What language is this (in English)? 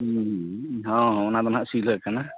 Santali